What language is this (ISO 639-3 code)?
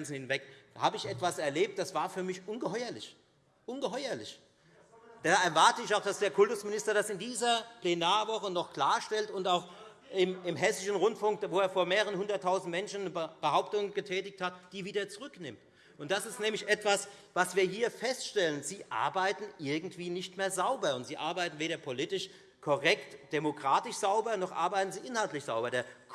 deu